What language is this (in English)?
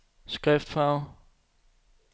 Danish